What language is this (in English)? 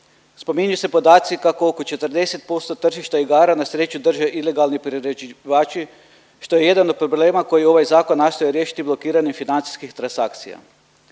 Croatian